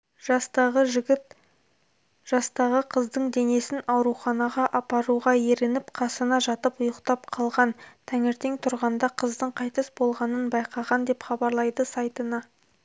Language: Kazakh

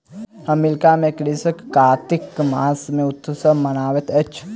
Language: Maithili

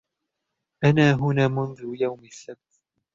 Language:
Arabic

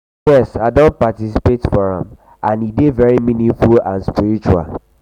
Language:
Nigerian Pidgin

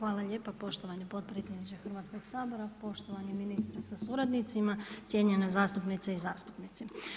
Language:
Croatian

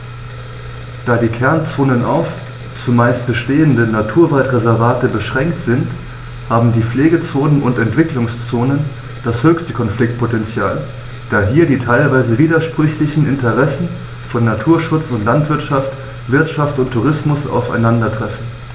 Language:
German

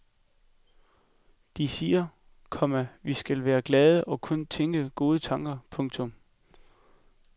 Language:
Danish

